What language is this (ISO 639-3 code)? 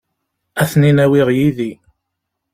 kab